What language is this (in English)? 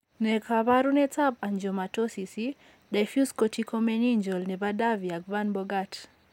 Kalenjin